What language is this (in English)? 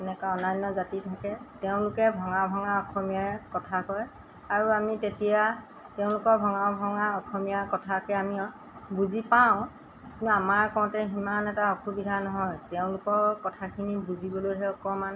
Assamese